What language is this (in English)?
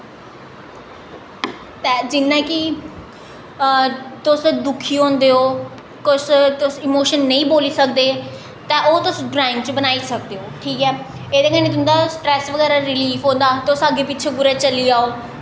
Dogri